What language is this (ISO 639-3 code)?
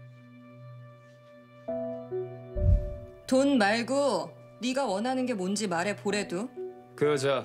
kor